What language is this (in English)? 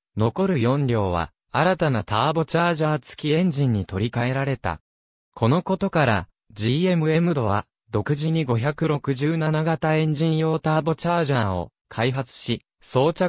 Japanese